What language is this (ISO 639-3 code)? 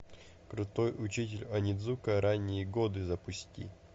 rus